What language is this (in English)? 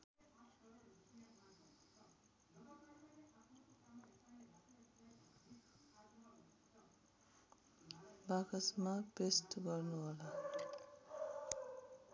Nepali